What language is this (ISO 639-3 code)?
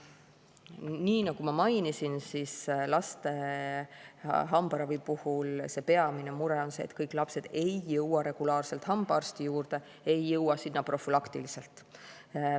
est